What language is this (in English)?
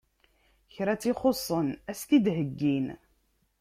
Kabyle